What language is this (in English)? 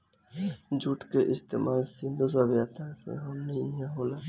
Bhojpuri